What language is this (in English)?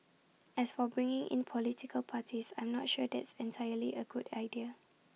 English